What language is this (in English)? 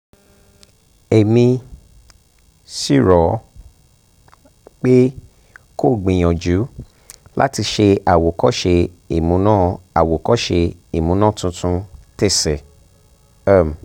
Yoruba